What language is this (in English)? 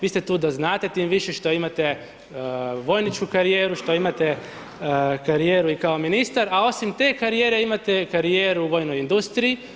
Croatian